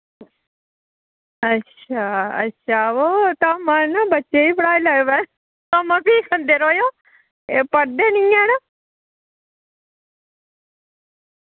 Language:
Dogri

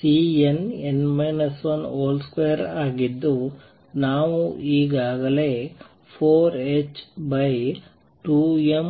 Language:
Kannada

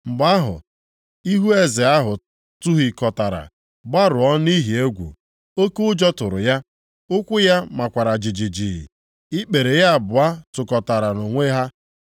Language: Igbo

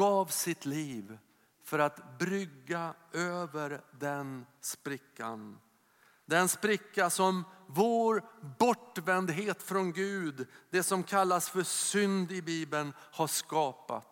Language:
Swedish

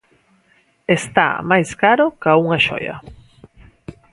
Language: Galician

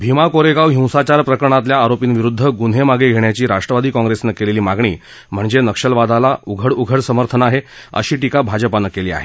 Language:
Marathi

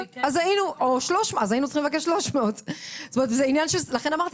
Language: Hebrew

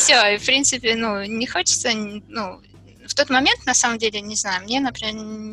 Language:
Russian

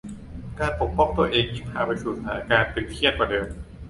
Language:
Thai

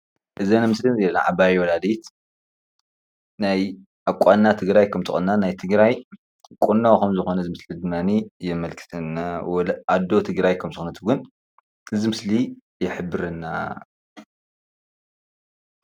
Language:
Tigrinya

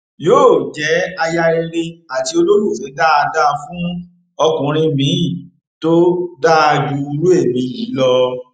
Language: Yoruba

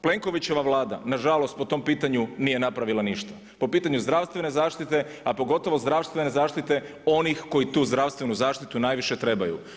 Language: Croatian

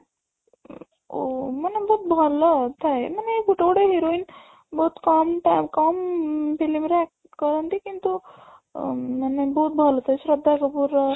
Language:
Odia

